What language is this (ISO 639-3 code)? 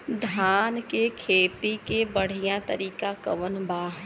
bho